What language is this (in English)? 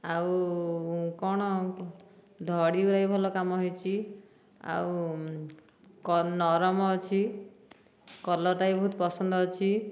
Odia